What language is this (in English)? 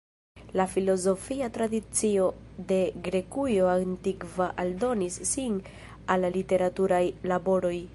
Esperanto